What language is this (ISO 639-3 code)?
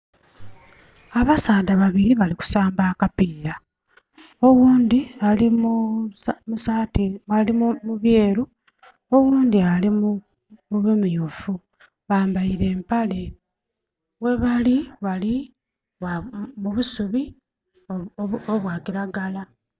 xog